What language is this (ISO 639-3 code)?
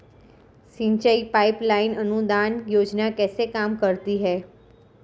hin